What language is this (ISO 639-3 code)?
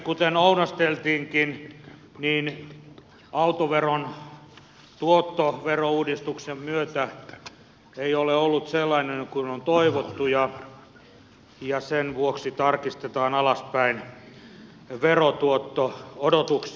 fin